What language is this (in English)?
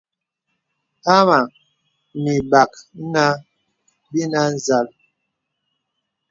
Bebele